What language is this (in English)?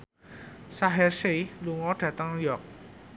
Javanese